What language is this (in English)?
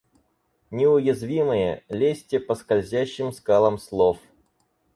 Russian